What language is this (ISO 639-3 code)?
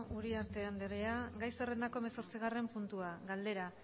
eus